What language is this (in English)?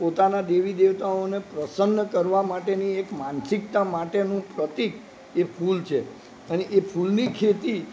Gujarati